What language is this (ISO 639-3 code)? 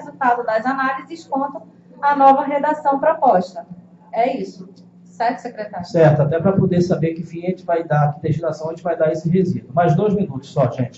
por